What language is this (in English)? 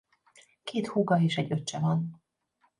Hungarian